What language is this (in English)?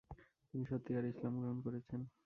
Bangla